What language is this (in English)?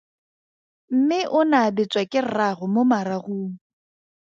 Tswana